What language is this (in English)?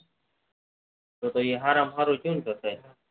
Gujarati